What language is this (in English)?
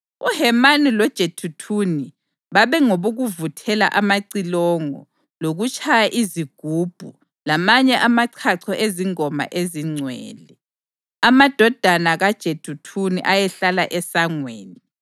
North Ndebele